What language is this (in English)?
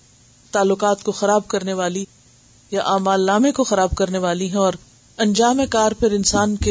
Urdu